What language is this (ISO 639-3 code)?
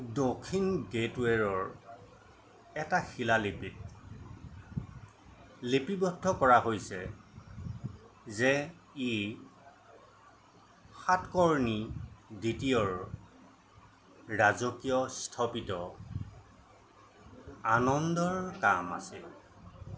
asm